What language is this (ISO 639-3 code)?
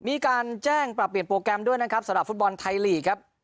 tha